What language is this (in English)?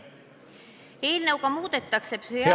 Estonian